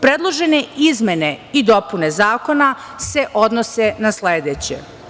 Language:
Serbian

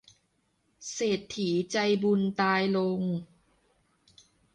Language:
Thai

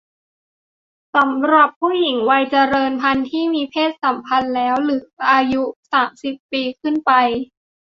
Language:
Thai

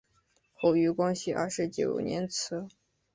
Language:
Chinese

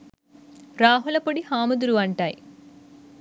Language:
Sinhala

